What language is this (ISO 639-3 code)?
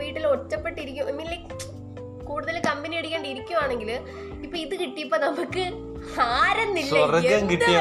mal